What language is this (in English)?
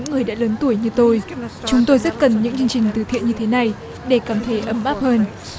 Vietnamese